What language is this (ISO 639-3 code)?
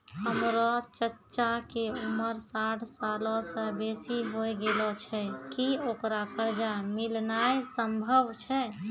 mai